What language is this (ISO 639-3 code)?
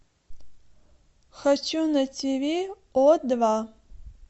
rus